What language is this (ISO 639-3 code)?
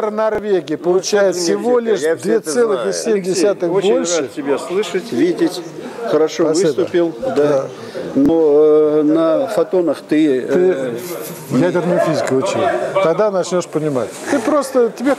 rus